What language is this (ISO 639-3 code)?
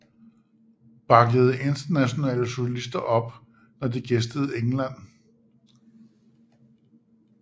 dan